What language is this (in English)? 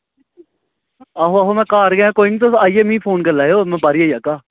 Dogri